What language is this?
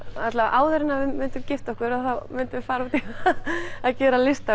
Icelandic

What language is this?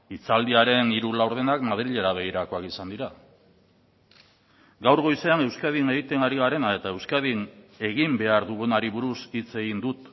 Basque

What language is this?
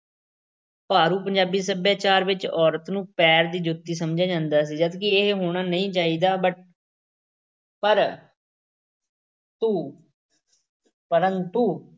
Punjabi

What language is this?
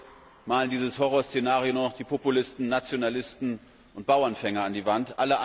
German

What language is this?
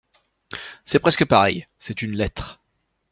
French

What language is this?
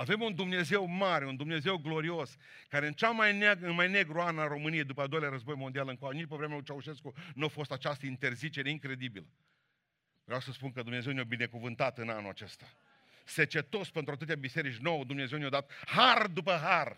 Romanian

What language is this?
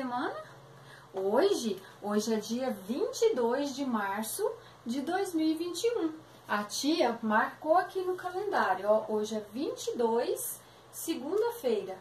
Portuguese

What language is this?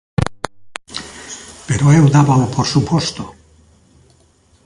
Galician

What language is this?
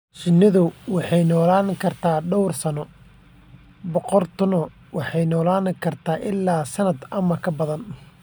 Somali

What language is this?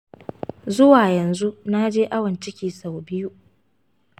Hausa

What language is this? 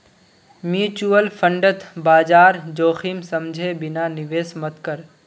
Magahi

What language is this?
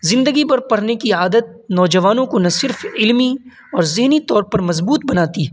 Urdu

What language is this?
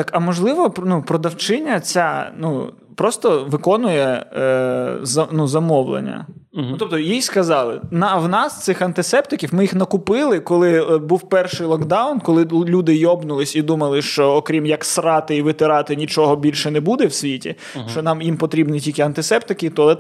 Ukrainian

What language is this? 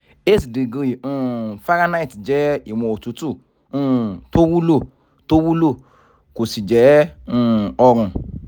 Yoruba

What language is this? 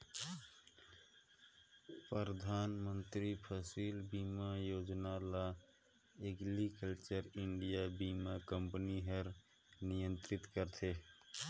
Chhattisgarhi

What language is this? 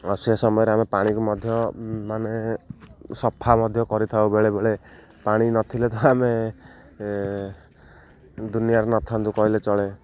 Odia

